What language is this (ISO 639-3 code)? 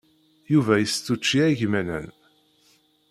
kab